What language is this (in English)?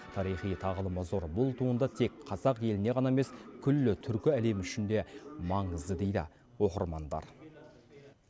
Kazakh